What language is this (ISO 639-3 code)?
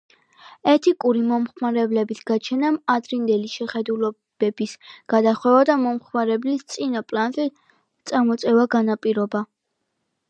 kat